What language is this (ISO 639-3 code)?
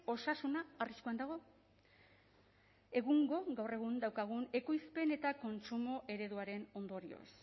eus